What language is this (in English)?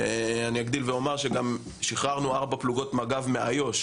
Hebrew